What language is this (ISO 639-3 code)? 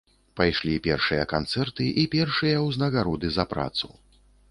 bel